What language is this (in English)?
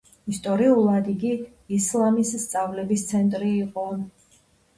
Georgian